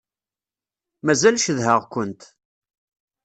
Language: Kabyle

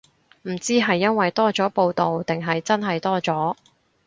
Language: Cantonese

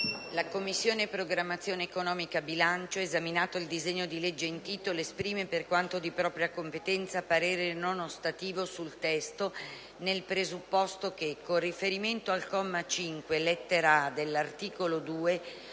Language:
Italian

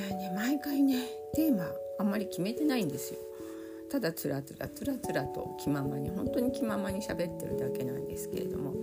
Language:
Japanese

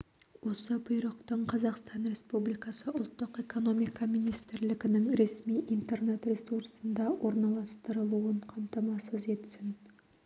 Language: Kazakh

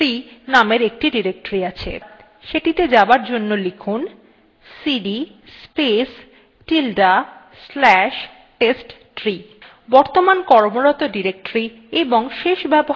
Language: Bangla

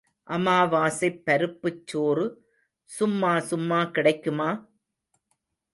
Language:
Tamil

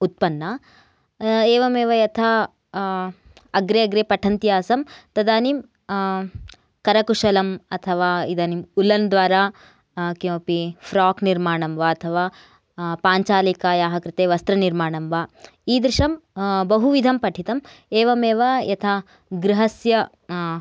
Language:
Sanskrit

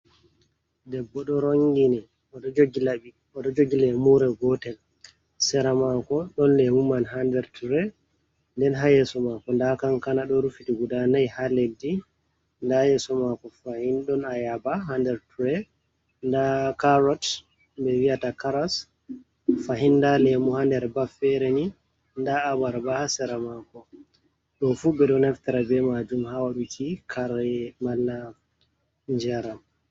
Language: Fula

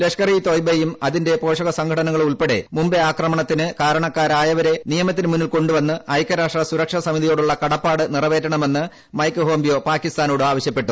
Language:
Malayalam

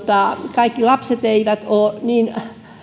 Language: Finnish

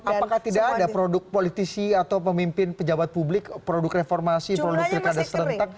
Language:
Indonesian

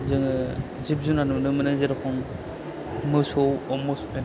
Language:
Bodo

